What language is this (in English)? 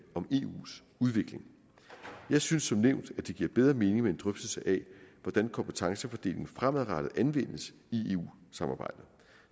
Danish